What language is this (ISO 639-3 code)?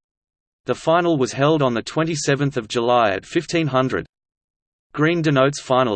eng